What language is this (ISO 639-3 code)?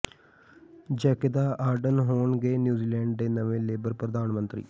pan